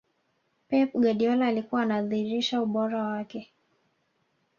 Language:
Swahili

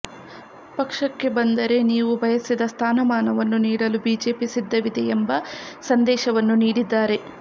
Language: Kannada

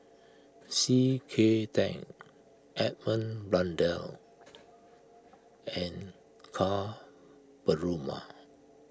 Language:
English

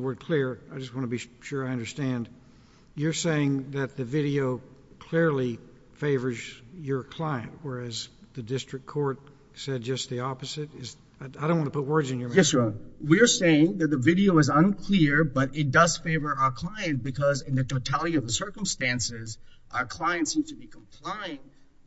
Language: English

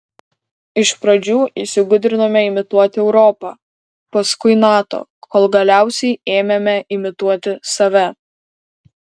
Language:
Lithuanian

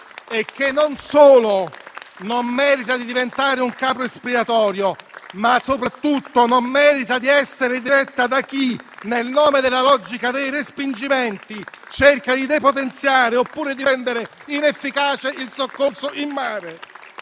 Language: Italian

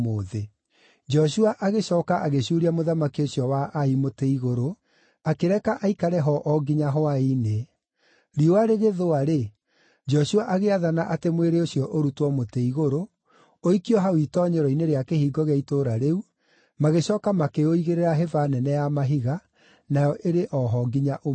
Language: Kikuyu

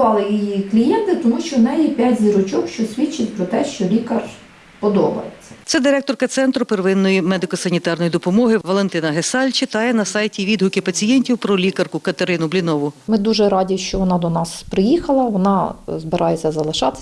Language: Ukrainian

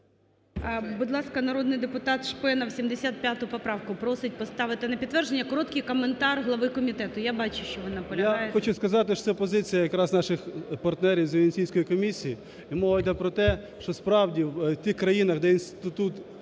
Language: Ukrainian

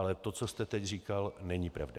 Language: Czech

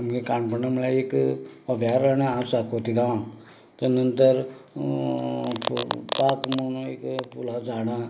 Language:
Konkani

